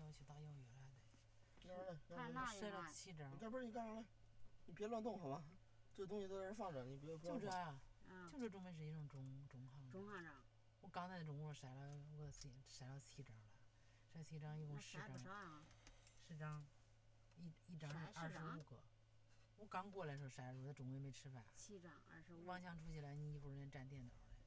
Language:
Chinese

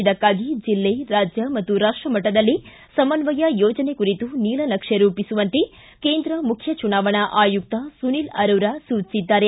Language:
Kannada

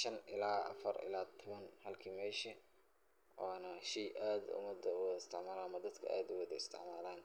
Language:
Somali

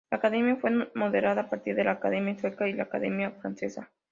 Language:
Spanish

